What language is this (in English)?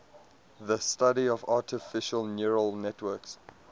English